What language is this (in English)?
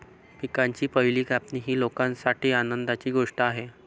Marathi